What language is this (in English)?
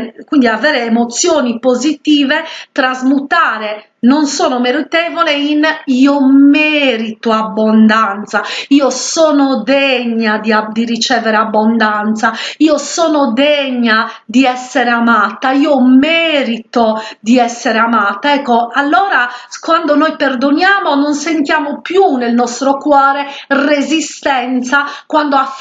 Italian